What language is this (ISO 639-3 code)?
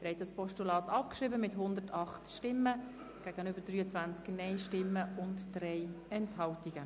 gsw